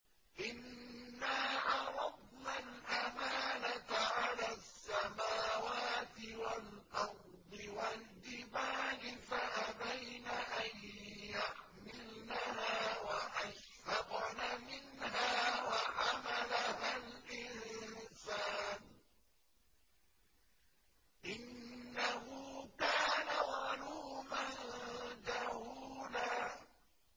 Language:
Arabic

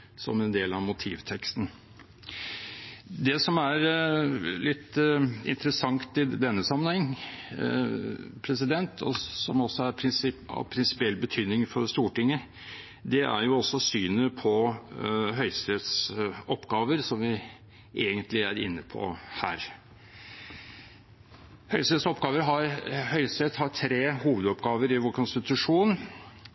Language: Norwegian Bokmål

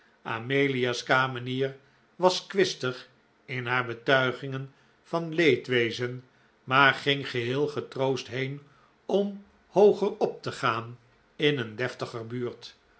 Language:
Dutch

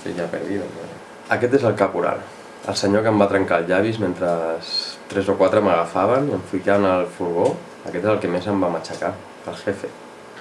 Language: Spanish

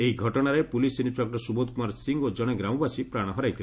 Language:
Odia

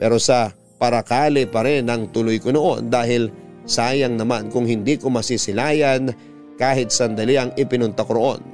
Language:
Filipino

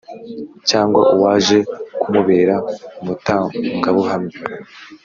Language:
Kinyarwanda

